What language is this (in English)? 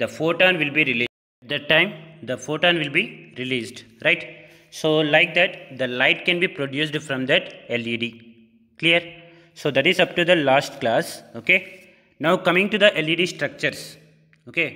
English